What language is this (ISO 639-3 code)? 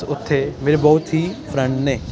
pan